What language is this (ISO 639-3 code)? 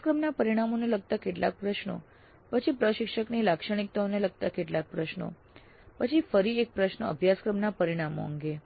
guj